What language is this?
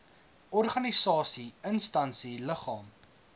Afrikaans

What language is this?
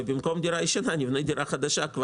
Hebrew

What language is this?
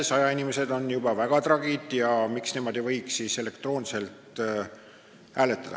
Estonian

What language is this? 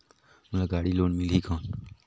Chhattisgarhi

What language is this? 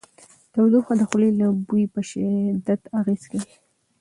Pashto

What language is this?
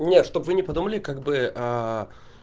Russian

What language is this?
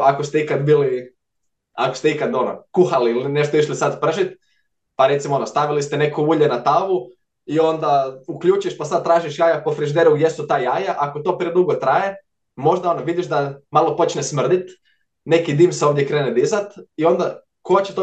Croatian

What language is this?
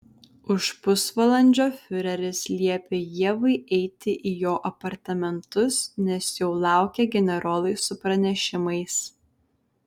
Lithuanian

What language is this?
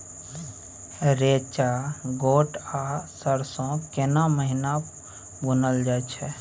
Maithili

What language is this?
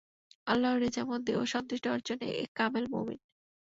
Bangla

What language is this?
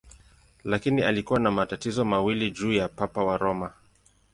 Swahili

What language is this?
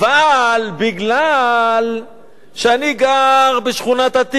Hebrew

